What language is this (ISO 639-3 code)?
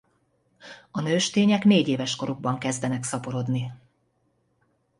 hun